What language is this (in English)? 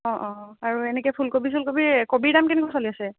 Assamese